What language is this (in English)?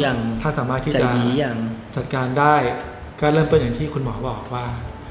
Thai